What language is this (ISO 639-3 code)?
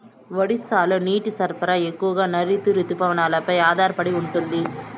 tel